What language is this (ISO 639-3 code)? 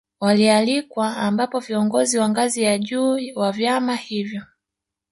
swa